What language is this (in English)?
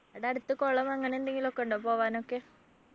Malayalam